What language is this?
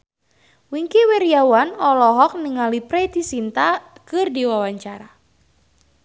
Sundanese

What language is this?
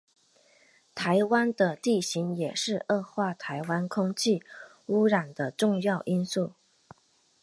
Chinese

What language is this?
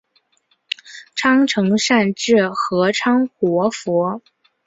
Chinese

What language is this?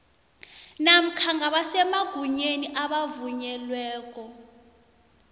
South Ndebele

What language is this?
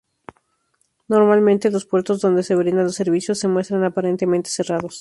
Spanish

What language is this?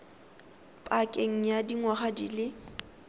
Tswana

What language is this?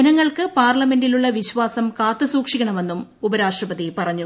Malayalam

